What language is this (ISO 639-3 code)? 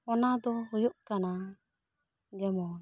sat